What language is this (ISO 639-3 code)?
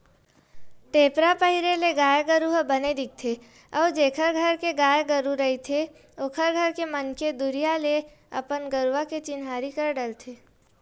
hne